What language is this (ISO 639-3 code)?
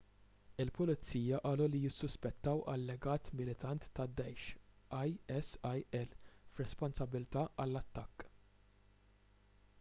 mlt